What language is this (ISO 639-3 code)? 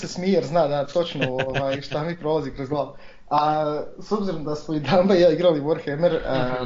hrv